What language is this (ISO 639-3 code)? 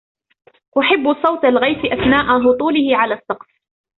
ara